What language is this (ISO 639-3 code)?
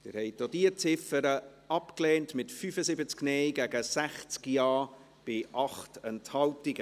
gsw